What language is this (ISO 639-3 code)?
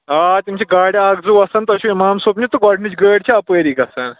kas